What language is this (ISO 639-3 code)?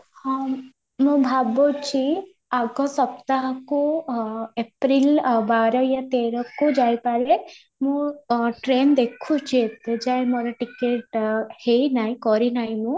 ori